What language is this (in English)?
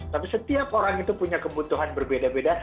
Indonesian